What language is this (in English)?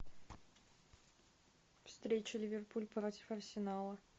Russian